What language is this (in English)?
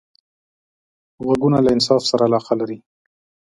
Pashto